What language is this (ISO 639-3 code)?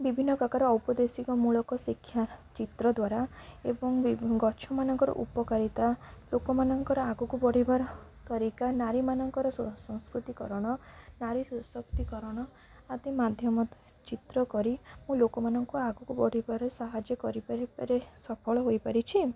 ori